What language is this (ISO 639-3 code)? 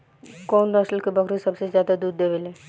bho